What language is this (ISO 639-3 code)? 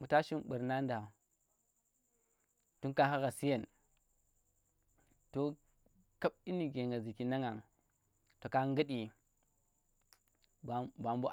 ttr